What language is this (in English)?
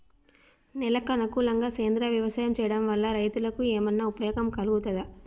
Telugu